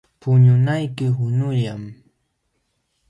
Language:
Jauja Wanca Quechua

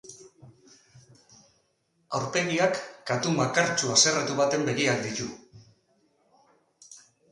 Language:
Basque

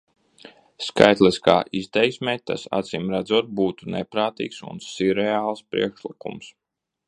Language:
Latvian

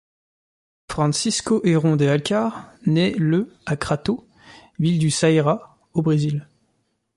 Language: French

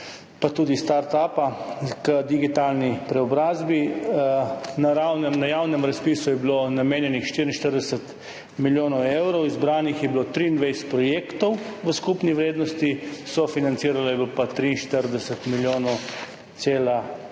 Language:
Slovenian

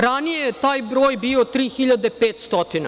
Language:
Serbian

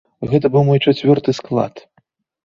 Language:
Belarusian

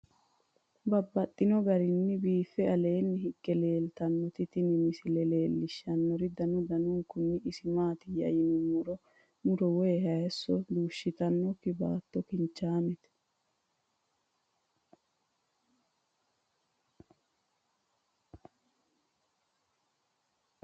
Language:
Sidamo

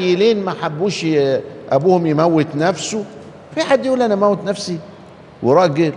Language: Arabic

